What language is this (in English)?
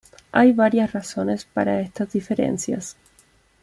Spanish